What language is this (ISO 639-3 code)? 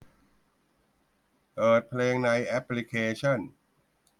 tha